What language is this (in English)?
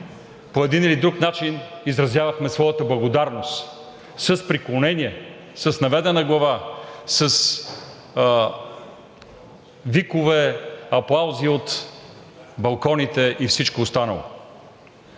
Bulgarian